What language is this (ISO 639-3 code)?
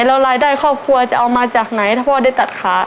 tha